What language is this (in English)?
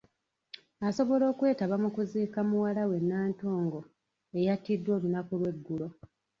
Ganda